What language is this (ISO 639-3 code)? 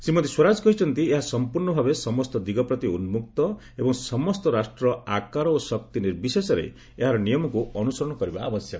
ori